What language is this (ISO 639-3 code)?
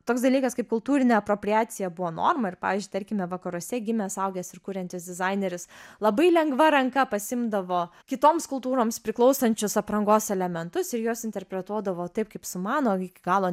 lit